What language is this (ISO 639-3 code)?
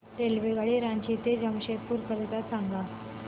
mar